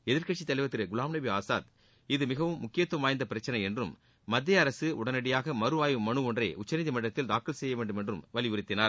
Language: Tamil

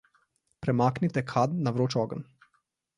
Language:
Slovenian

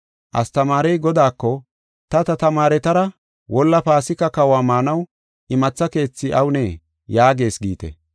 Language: Gofa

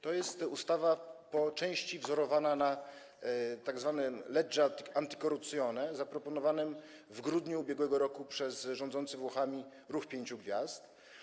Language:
Polish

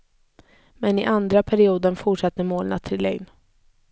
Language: Swedish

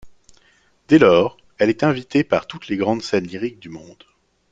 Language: French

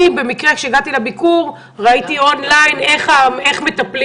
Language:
Hebrew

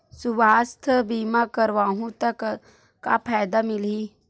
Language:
Chhattisgarhi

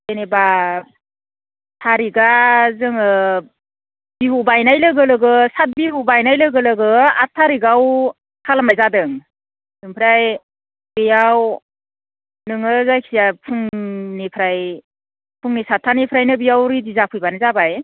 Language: Bodo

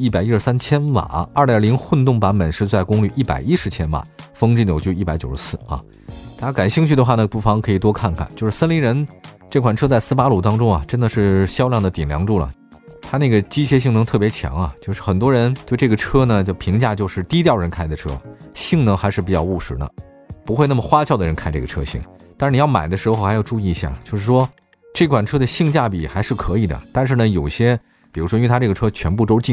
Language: Chinese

